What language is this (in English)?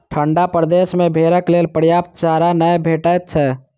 Maithili